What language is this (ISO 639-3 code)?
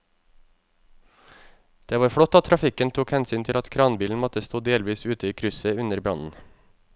nor